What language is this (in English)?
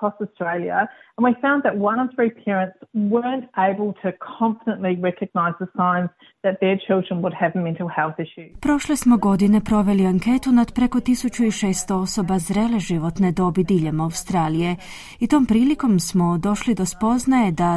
Croatian